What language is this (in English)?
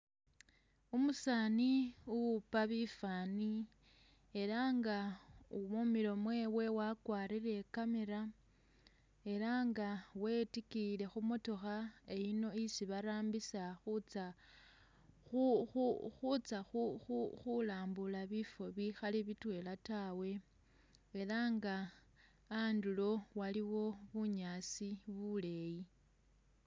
Masaaba